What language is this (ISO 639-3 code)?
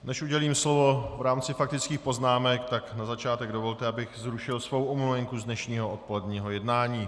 ces